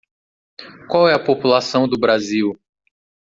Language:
Portuguese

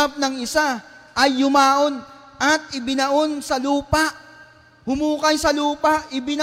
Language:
Filipino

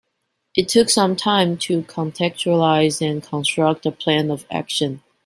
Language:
English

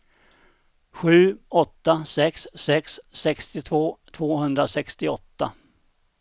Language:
Swedish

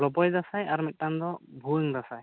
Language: Santali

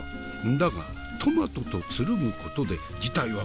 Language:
Japanese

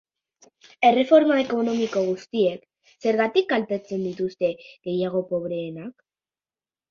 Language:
Basque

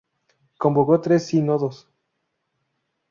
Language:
Spanish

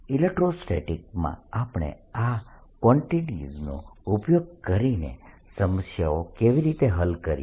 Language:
Gujarati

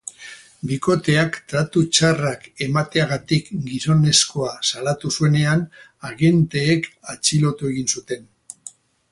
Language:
Basque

